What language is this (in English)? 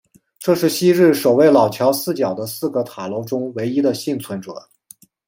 Chinese